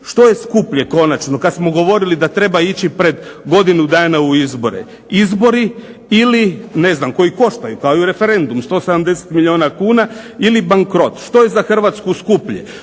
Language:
Croatian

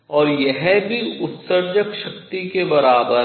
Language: Hindi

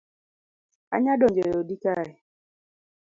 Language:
Luo (Kenya and Tanzania)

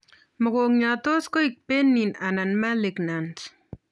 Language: Kalenjin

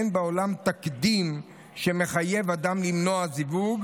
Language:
Hebrew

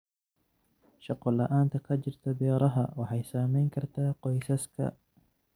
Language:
Somali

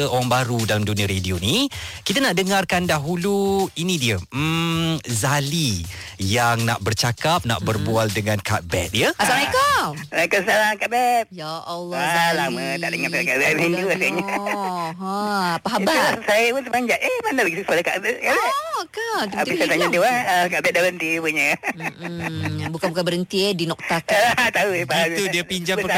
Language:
Malay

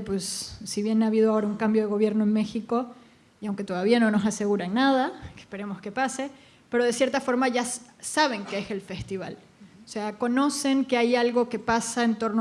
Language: Spanish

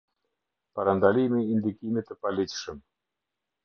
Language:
Albanian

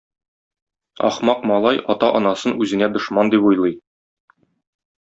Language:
Tatar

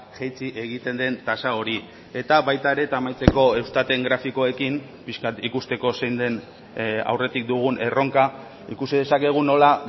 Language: Basque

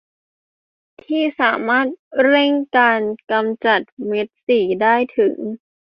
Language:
Thai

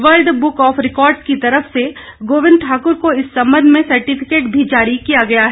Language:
Hindi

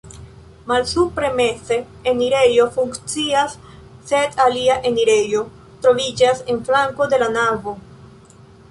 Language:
Esperanto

